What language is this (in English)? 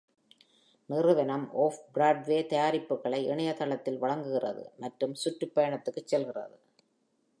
Tamil